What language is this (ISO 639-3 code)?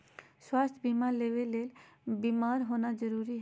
mag